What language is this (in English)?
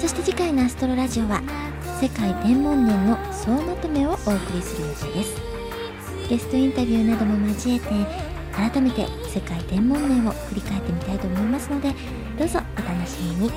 Japanese